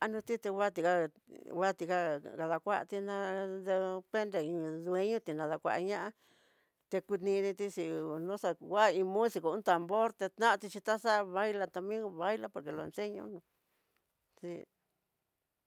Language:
Tidaá Mixtec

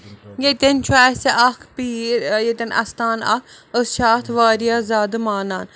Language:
Kashmiri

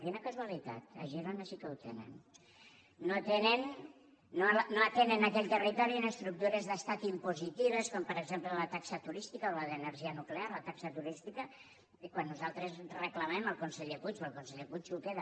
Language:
Catalan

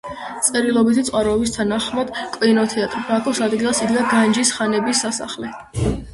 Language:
Georgian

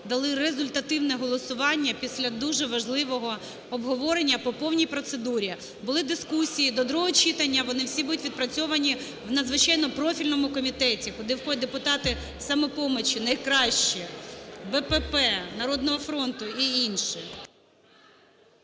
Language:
Ukrainian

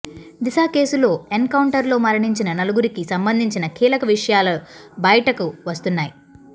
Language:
Telugu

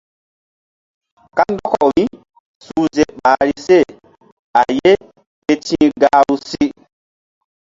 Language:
Mbum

